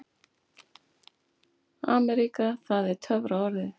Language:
Icelandic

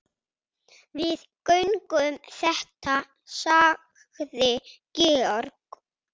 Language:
Icelandic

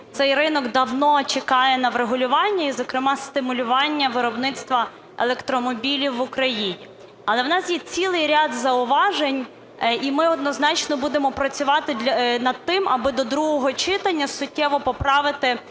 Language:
Ukrainian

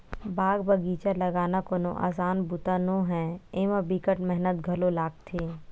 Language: Chhattisgarhi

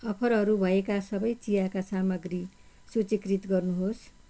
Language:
Nepali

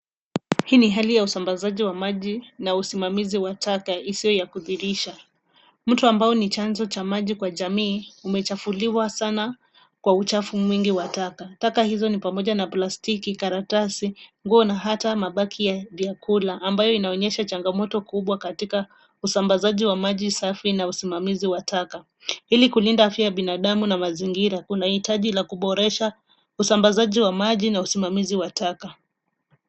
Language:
Swahili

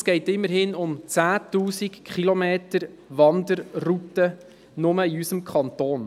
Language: Swiss German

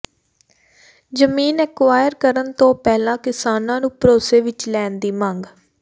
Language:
Punjabi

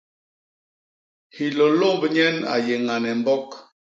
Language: Basaa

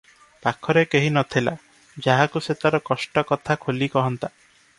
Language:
Odia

